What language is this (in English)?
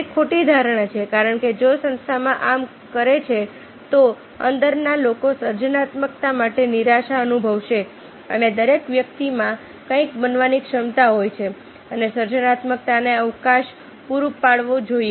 Gujarati